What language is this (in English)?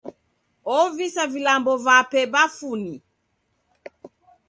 Taita